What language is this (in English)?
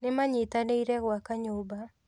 Kikuyu